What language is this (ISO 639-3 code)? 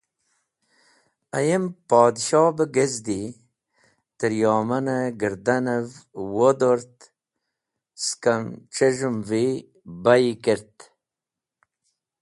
wbl